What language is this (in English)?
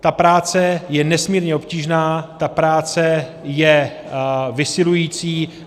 Czech